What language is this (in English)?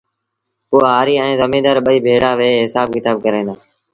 Sindhi Bhil